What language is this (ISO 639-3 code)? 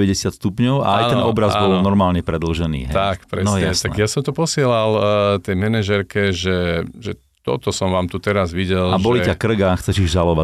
slk